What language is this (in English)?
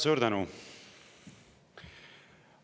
Estonian